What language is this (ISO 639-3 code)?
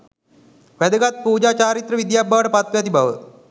sin